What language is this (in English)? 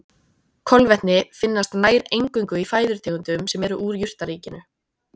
Icelandic